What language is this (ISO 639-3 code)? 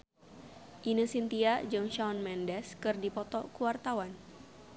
sun